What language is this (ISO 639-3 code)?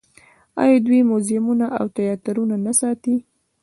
pus